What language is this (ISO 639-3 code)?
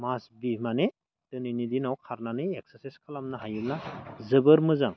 brx